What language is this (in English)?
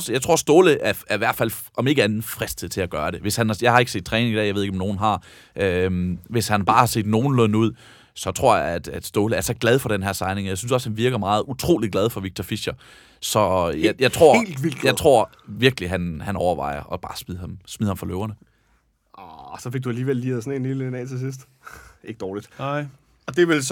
Danish